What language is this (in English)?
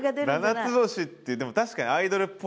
Japanese